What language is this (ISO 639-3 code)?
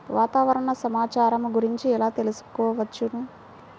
tel